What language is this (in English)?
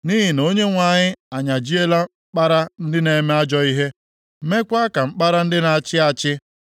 Igbo